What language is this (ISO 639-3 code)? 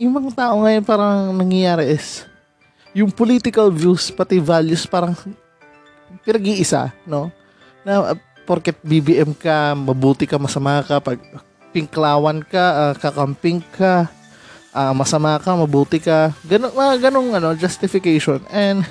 fil